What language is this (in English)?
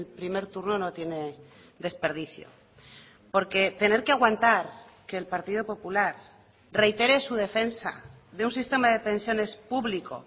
Spanish